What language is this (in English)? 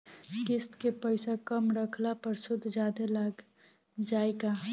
Bhojpuri